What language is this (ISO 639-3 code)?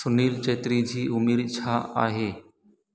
snd